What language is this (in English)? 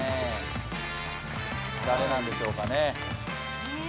Japanese